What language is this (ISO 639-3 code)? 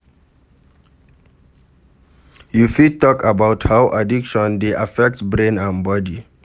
pcm